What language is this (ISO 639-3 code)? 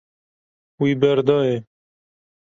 kur